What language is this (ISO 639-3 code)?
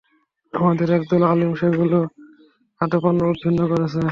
ben